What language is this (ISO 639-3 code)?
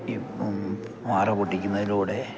mal